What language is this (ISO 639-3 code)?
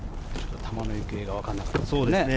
jpn